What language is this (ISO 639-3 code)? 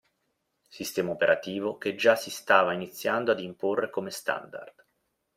ita